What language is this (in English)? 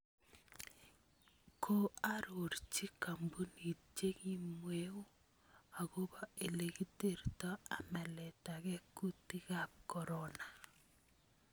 Kalenjin